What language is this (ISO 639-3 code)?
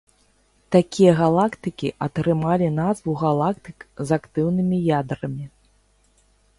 bel